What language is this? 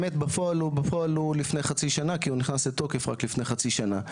Hebrew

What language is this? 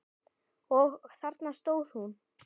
Icelandic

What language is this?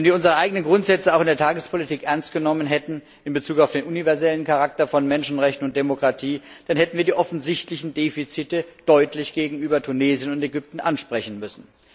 German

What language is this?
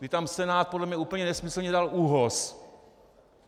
Czech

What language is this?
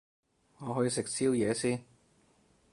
Cantonese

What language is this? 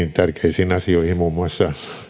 Finnish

